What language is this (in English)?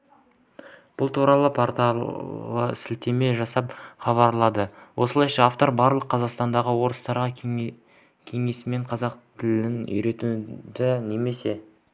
Kazakh